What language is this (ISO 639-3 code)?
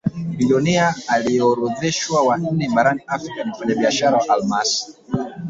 swa